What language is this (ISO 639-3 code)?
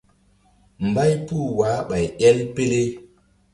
mdd